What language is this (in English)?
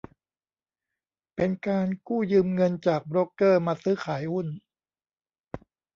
Thai